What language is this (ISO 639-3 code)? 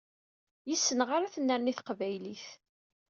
kab